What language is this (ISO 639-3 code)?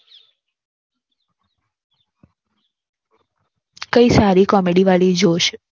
guj